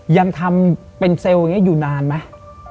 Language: Thai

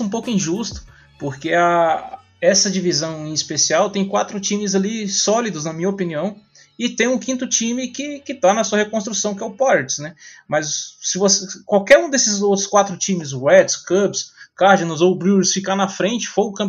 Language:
Portuguese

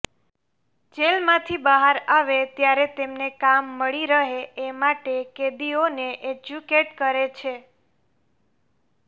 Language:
Gujarati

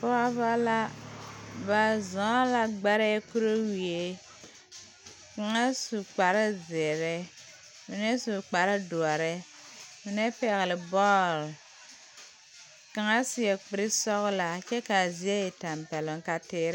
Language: Southern Dagaare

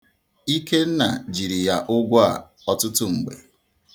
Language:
Igbo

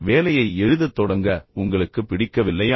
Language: Tamil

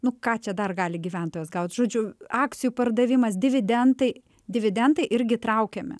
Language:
Lithuanian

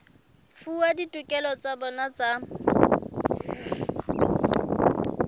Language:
Southern Sotho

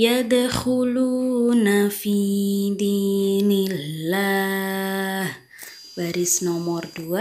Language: Indonesian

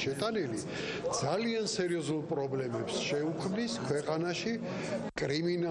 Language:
French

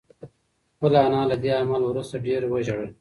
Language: Pashto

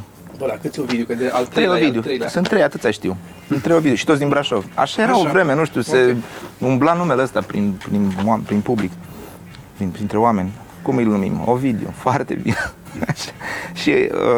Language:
Romanian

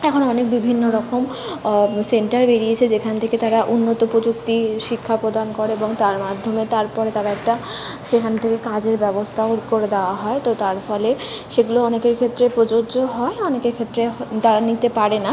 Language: Bangla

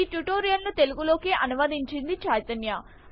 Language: Telugu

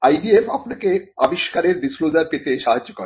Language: Bangla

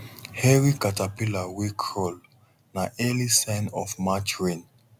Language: Nigerian Pidgin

